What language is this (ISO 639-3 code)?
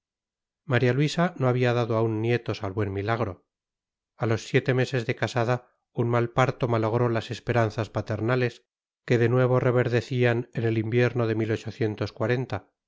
spa